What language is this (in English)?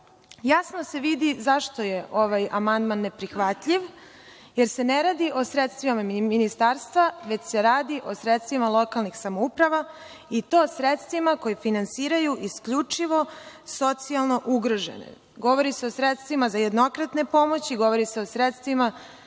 Serbian